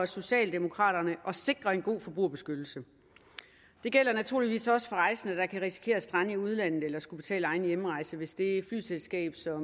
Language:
Danish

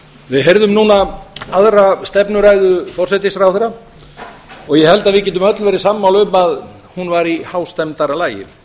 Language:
Icelandic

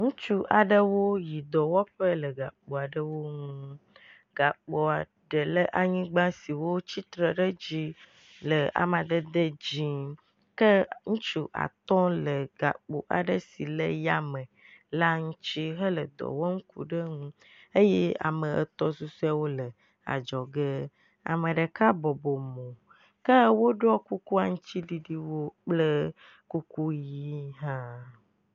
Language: Ewe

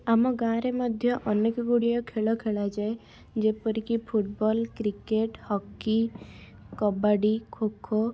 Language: Odia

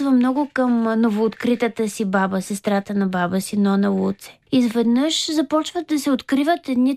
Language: Bulgarian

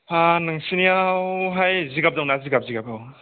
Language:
Bodo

